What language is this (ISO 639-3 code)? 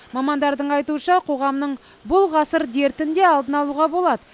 kaz